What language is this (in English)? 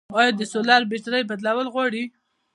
Pashto